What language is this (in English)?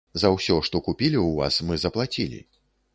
Belarusian